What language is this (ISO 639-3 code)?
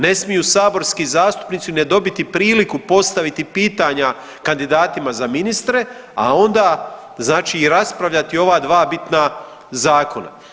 hrv